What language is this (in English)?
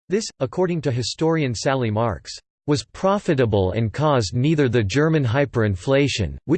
English